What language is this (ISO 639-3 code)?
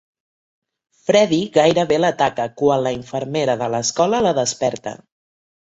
cat